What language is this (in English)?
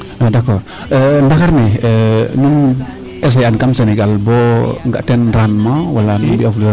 Serer